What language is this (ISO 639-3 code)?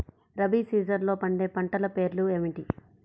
tel